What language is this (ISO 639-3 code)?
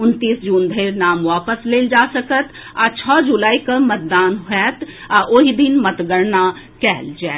mai